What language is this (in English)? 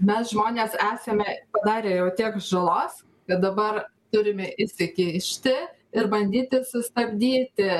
Lithuanian